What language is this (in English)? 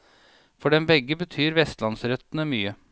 Norwegian